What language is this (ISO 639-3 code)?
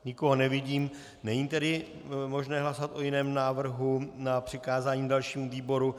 ces